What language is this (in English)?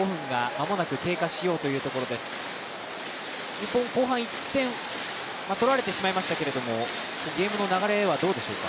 Japanese